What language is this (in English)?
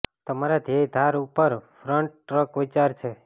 Gujarati